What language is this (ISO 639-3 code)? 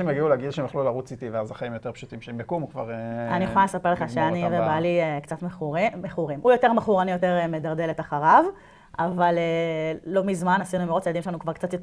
heb